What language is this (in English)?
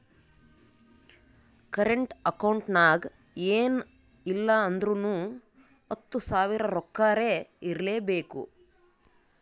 Kannada